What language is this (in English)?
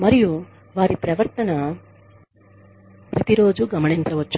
Telugu